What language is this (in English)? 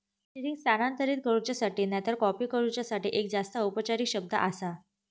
Marathi